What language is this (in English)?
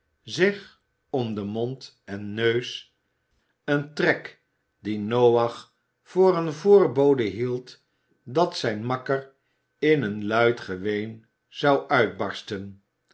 Dutch